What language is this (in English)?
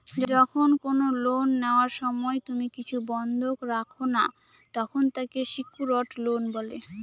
Bangla